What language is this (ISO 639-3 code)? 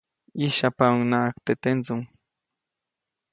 zoc